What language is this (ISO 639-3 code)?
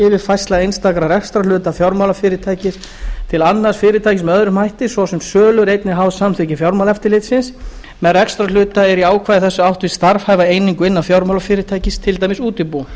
isl